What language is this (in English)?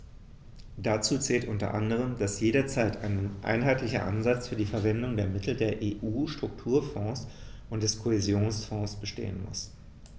German